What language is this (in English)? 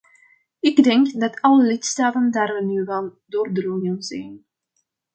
Dutch